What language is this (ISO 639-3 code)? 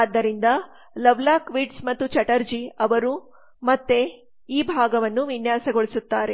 kan